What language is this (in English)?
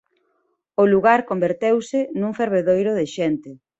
Galician